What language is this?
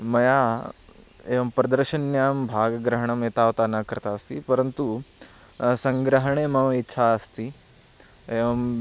Sanskrit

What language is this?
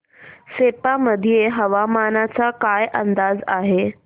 Marathi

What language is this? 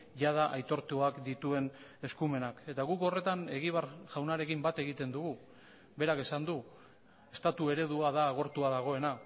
Basque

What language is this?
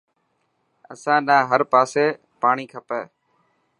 Dhatki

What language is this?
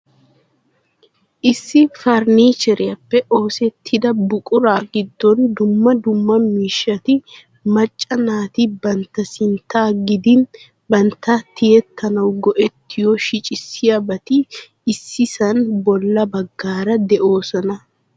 Wolaytta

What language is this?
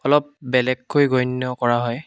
Assamese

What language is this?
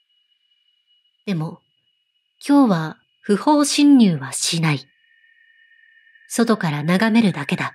Japanese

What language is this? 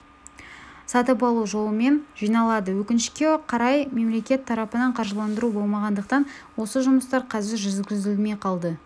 Kazakh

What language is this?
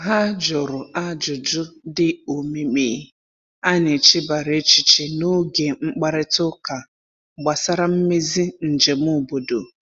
Igbo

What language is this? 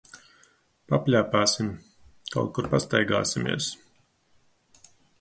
Latvian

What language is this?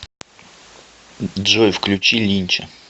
Russian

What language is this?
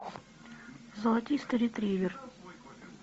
Russian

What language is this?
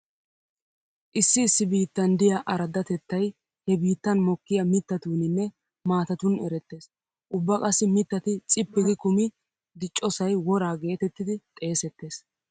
Wolaytta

